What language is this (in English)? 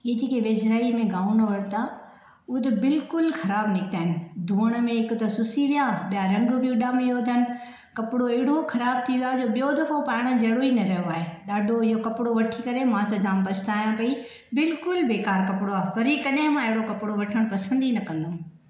Sindhi